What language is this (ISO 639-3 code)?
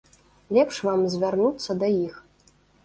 bel